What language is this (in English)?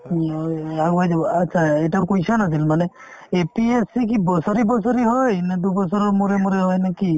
Assamese